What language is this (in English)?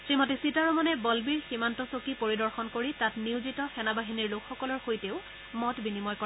Assamese